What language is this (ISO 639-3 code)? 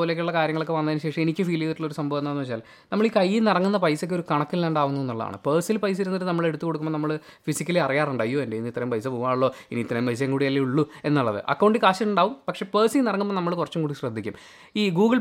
mal